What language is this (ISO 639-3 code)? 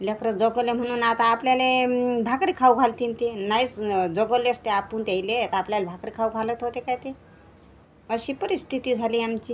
mar